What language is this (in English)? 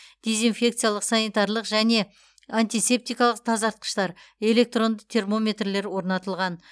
Kazakh